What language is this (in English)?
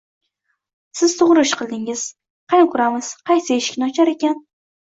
Uzbek